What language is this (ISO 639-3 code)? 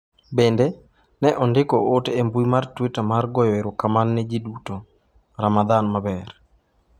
luo